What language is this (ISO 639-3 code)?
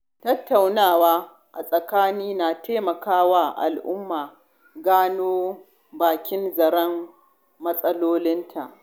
hau